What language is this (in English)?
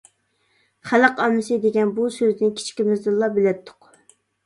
Uyghur